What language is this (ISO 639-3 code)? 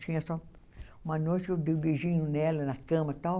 por